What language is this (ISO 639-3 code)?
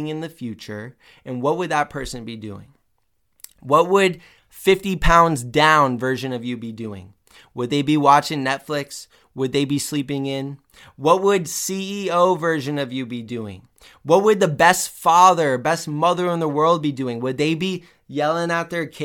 eng